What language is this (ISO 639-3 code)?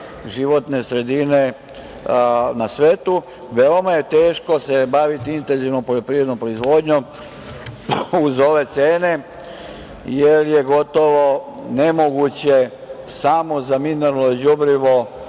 srp